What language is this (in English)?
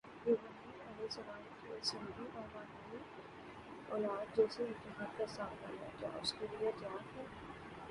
Urdu